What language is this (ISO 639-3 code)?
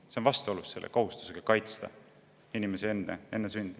est